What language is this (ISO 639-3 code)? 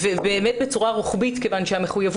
heb